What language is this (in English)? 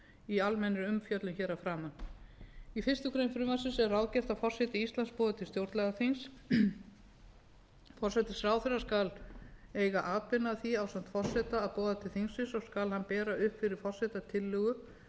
Icelandic